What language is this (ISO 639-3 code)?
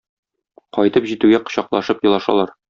tat